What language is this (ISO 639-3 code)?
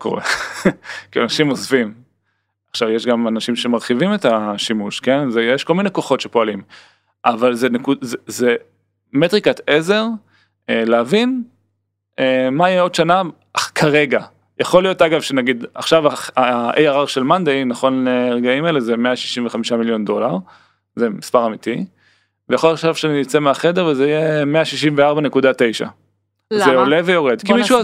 heb